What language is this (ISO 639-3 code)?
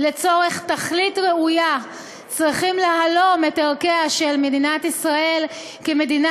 heb